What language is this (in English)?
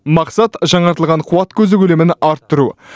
Kazakh